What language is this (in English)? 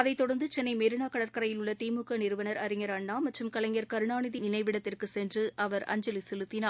Tamil